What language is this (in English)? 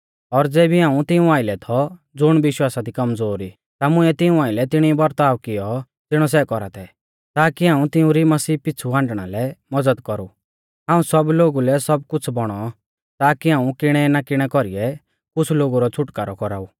Mahasu Pahari